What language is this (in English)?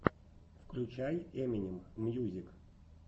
Russian